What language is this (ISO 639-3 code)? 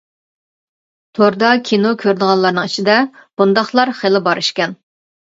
uig